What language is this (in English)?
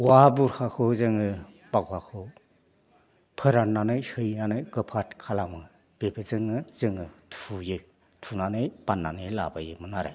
Bodo